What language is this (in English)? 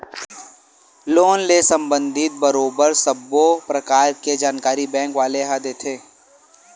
Chhattisgarhi